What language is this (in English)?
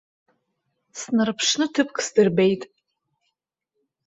Abkhazian